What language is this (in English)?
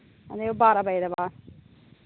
Dogri